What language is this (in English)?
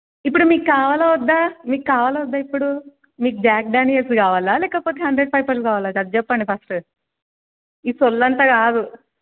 Telugu